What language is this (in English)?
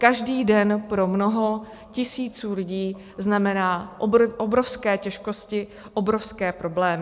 Czech